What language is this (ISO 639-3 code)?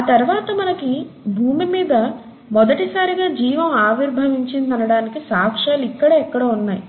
tel